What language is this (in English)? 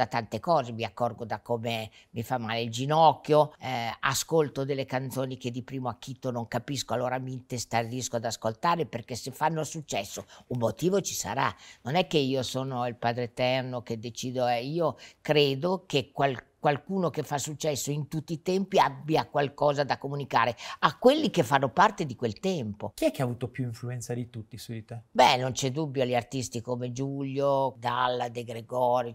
Italian